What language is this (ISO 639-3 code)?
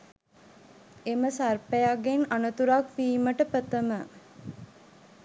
sin